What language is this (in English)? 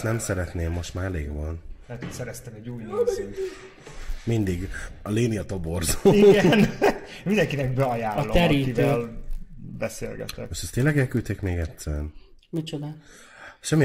Hungarian